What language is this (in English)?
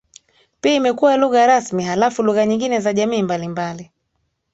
Swahili